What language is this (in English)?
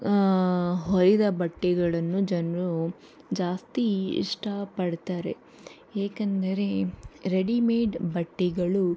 Kannada